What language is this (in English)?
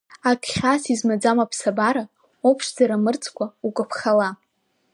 Abkhazian